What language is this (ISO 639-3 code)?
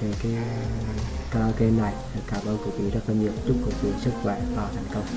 vie